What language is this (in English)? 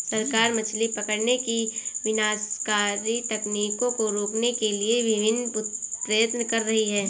Hindi